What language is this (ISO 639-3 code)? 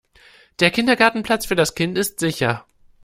deu